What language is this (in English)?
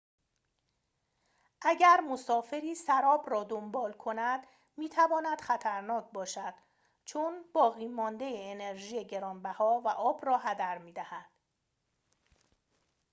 Persian